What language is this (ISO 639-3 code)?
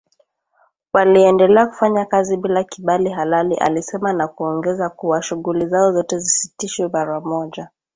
swa